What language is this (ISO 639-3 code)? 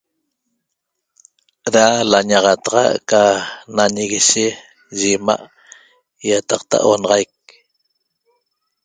tob